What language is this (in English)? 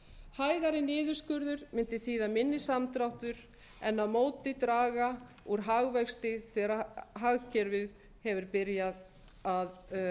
Icelandic